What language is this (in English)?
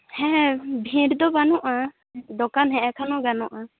Santali